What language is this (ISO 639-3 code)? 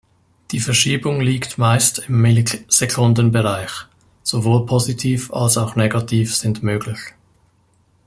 deu